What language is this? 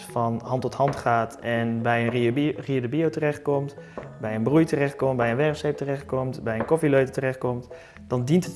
Dutch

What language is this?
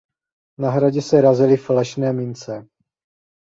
Czech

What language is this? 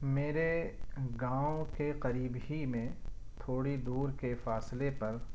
Urdu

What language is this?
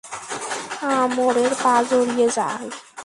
Bangla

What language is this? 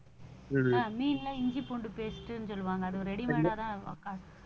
Tamil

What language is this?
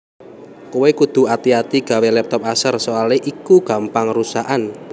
Javanese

